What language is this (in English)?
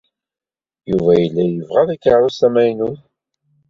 Kabyle